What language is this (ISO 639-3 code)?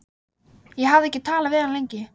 isl